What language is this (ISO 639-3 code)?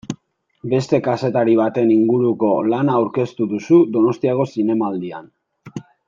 eus